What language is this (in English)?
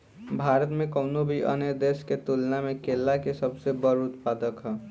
Bhojpuri